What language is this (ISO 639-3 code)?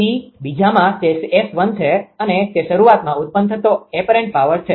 guj